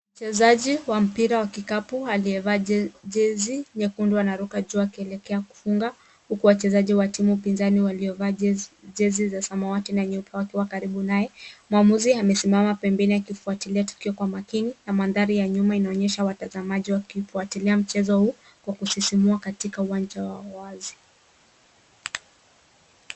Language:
Swahili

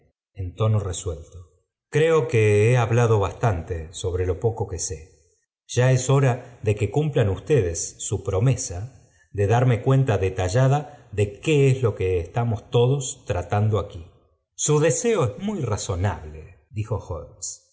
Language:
Spanish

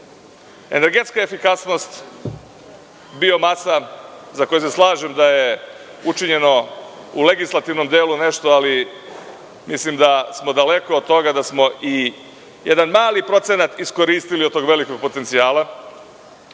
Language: Serbian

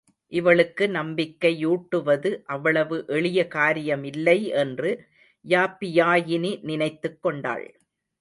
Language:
Tamil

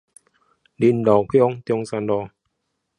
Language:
Chinese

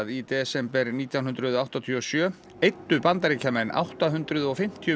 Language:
Icelandic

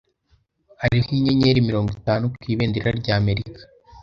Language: Kinyarwanda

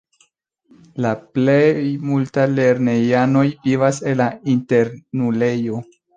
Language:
Esperanto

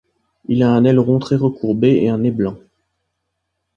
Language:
French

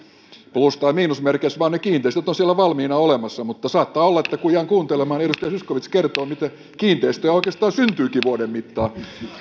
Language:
Finnish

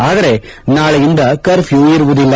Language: Kannada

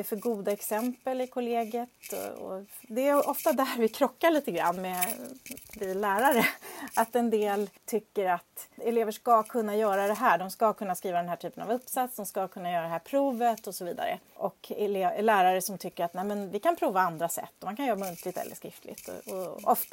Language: Swedish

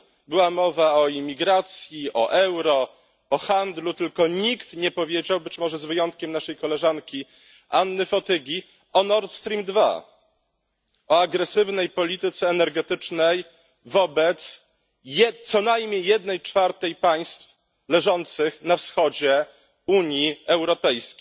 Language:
Polish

